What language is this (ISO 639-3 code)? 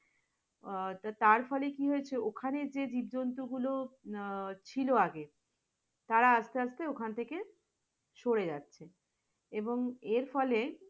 ben